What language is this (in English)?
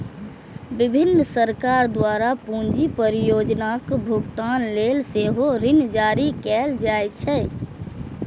Maithili